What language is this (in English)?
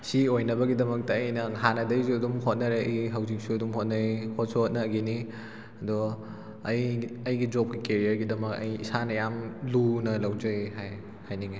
Manipuri